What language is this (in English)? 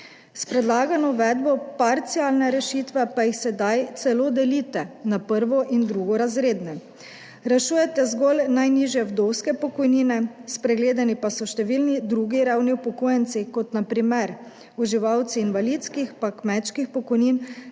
Slovenian